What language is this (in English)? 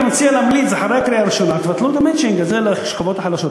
Hebrew